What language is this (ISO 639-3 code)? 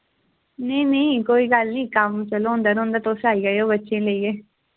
doi